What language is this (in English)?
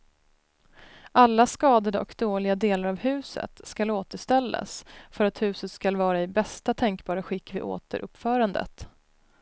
Swedish